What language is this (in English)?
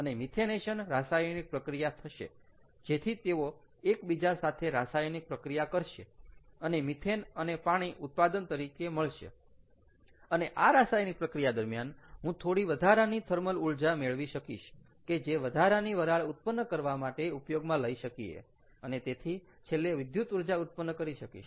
Gujarati